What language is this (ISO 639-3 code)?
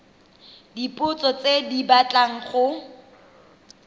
tsn